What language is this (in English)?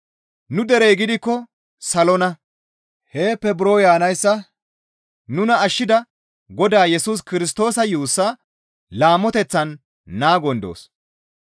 Gamo